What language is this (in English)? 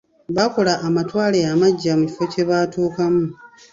Ganda